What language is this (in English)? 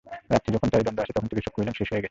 Bangla